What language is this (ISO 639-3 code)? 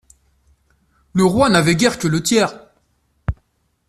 fra